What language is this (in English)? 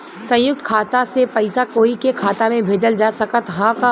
Bhojpuri